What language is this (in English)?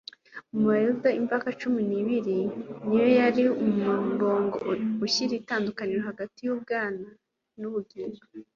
Kinyarwanda